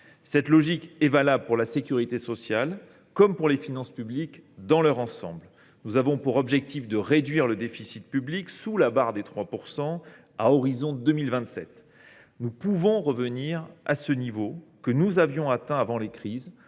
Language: French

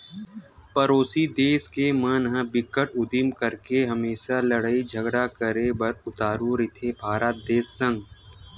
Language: Chhattisgarhi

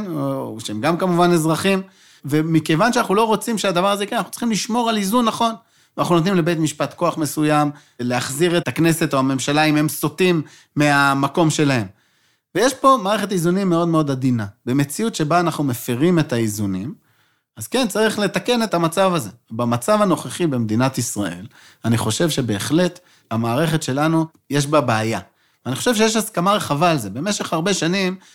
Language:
Hebrew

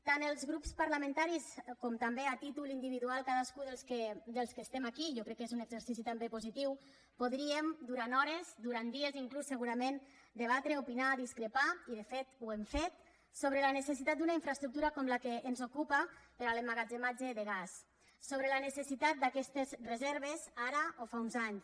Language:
Catalan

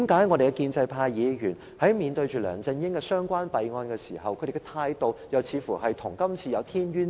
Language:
Cantonese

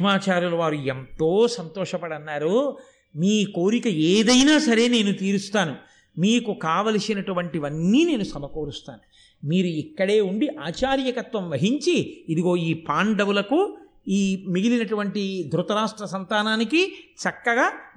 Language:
Telugu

